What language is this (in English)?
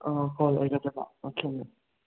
Manipuri